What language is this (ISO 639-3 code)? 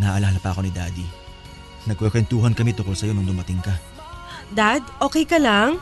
fil